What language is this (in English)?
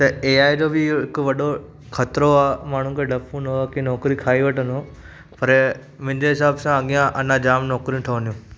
Sindhi